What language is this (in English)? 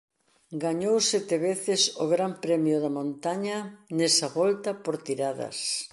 Galician